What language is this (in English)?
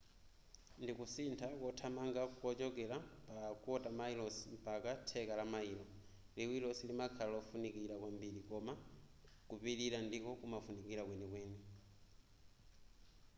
Nyanja